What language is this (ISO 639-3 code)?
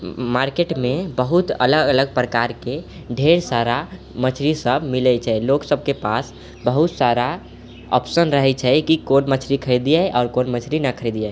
mai